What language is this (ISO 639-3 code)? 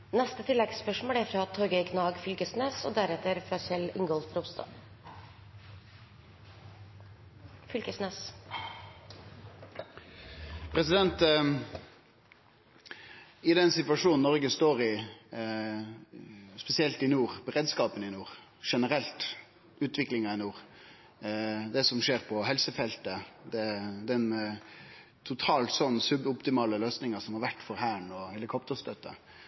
nno